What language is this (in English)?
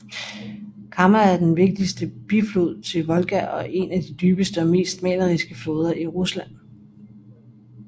Danish